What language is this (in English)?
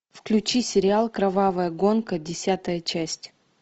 Russian